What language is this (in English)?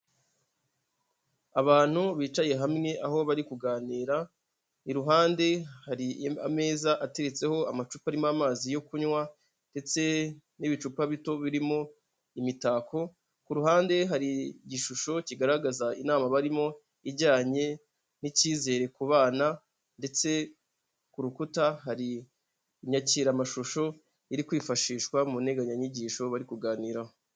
Kinyarwanda